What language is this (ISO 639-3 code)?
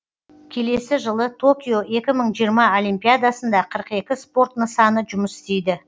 kaz